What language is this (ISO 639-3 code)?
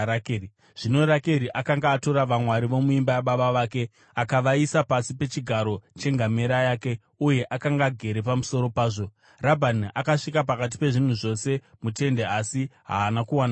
sna